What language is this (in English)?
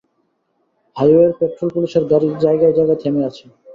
Bangla